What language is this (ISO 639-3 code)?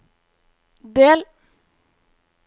nor